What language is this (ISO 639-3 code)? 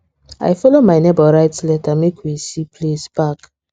pcm